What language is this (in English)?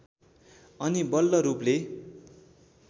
Nepali